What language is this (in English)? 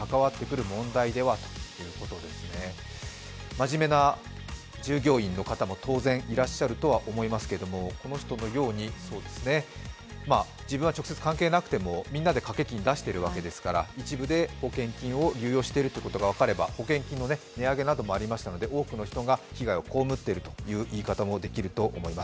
Japanese